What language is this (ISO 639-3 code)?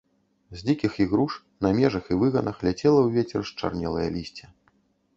bel